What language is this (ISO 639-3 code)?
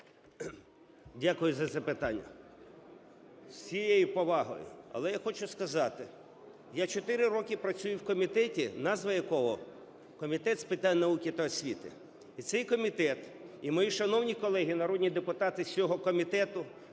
ukr